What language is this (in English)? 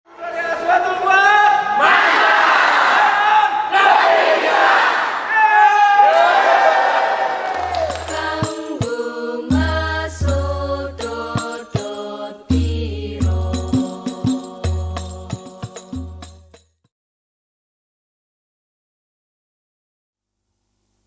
Indonesian